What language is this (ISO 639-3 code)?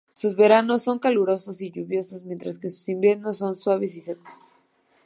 spa